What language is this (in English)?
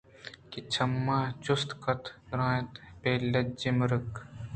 Eastern Balochi